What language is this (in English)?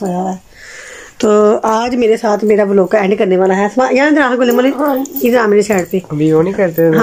Hindi